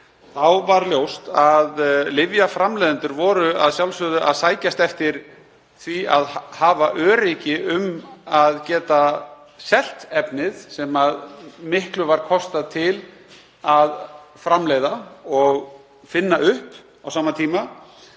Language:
Icelandic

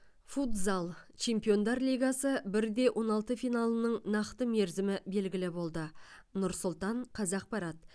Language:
Kazakh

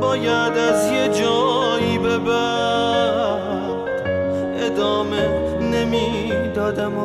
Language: Persian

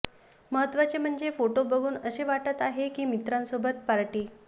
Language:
Marathi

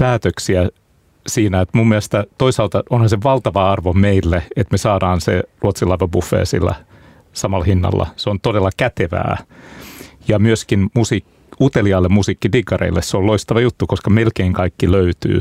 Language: Finnish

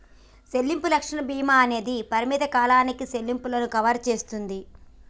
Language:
Telugu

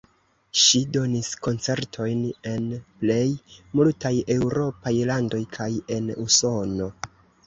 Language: Esperanto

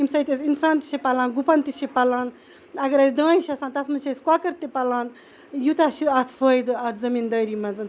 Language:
Kashmiri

